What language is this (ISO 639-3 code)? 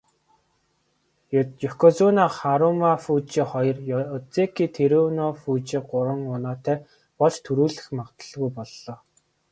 mon